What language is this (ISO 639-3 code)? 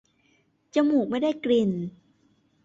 tha